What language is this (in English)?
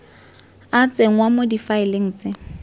Tswana